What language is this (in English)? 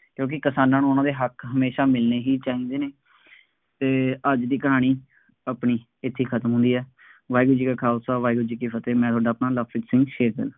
Punjabi